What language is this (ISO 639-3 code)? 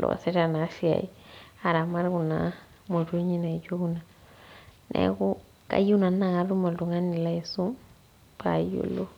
mas